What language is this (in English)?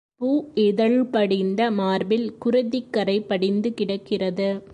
Tamil